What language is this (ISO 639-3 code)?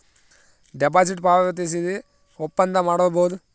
kan